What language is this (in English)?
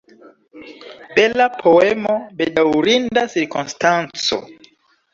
Esperanto